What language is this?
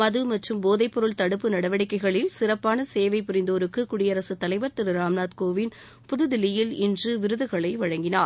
Tamil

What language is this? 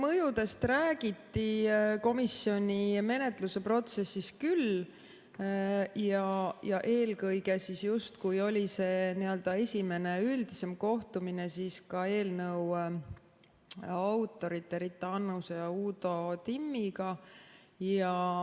Estonian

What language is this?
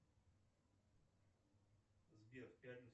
Russian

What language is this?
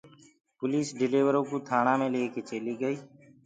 Gurgula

